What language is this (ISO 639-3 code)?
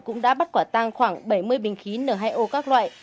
vie